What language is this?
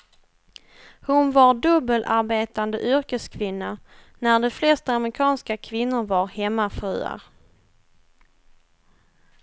Swedish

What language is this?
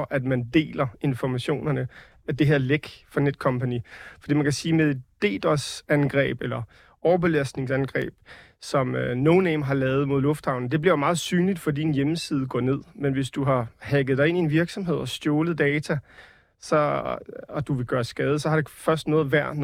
Danish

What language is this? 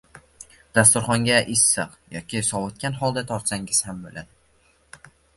Uzbek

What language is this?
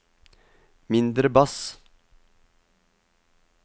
Norwegian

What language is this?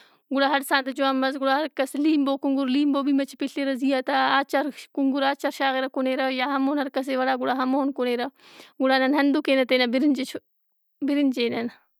Brahui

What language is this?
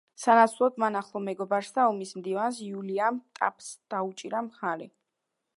Georgian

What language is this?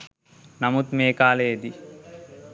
Sinhala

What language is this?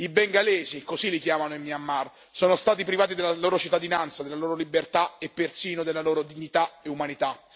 Italian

